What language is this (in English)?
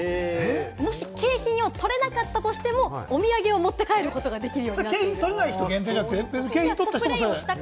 Japanese